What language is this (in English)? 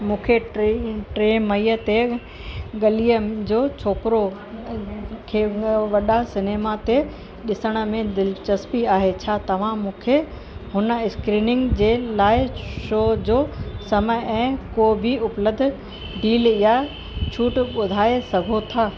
Sindhi